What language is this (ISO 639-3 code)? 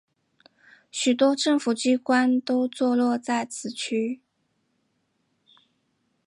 zho